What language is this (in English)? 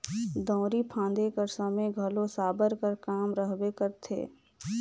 Chhattisgarhi